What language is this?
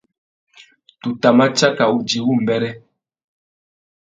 Tuki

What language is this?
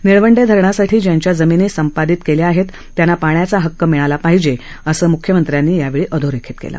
Marathi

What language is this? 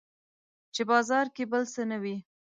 Pashto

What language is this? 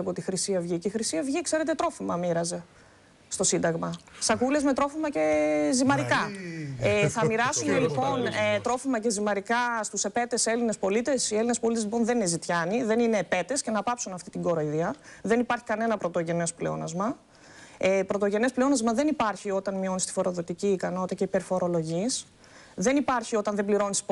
Greek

